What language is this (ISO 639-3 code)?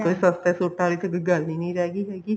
pan